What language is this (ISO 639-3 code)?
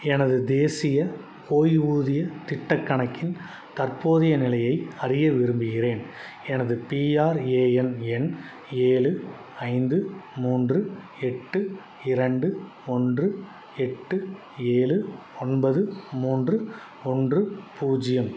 tam